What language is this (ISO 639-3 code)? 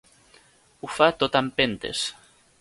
cat